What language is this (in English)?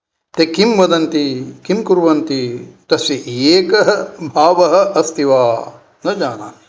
Sanskrit